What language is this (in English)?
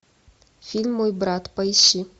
Russian